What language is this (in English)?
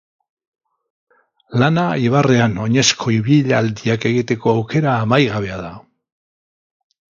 Basque